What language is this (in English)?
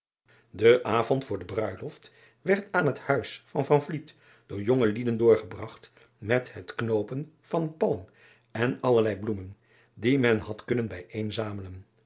Dutch